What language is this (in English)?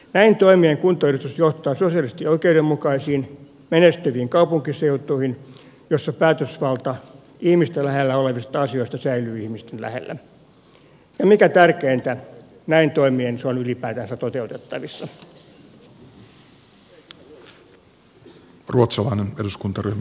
Finnish